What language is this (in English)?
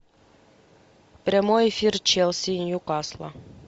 Russian